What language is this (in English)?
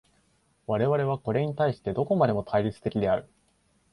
Japanese